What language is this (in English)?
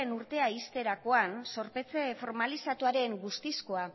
Basque